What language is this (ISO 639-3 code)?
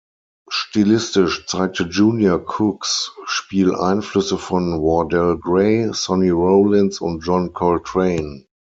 deu